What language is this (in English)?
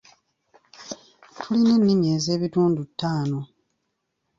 Ganda